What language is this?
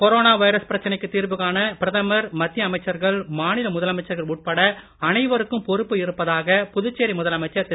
Tamil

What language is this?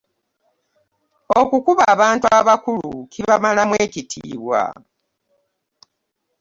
Ganda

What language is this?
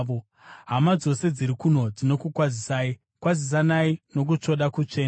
Shona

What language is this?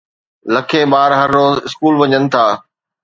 Sindhi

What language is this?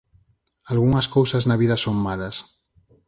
Galician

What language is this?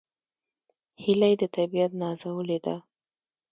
Pashto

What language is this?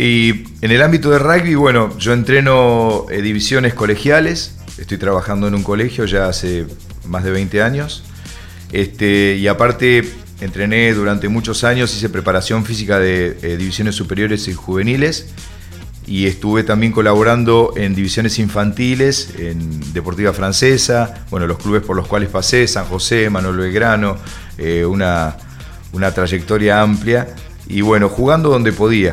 Spanish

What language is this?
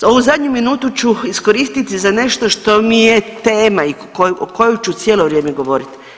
Croatian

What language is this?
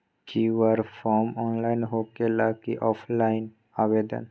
Magahi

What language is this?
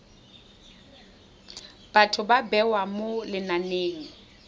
Tswana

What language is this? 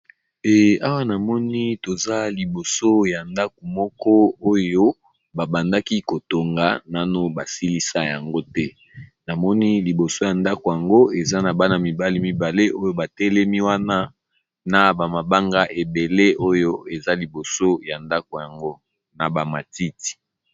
Lingala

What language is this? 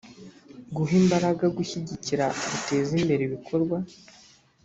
Kinyarwanda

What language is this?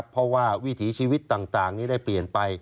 Thai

